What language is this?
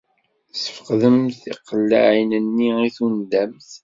Kabyle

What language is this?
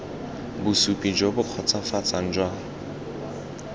Tswana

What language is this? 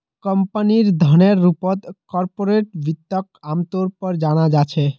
Magahi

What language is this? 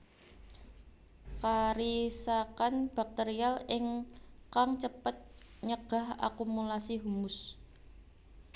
Javanese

